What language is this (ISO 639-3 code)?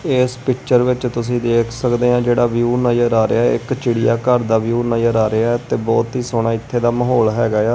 pan